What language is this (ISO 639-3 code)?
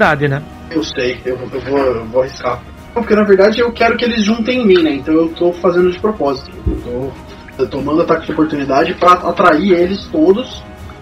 por